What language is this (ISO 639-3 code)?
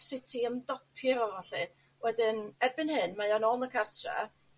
cym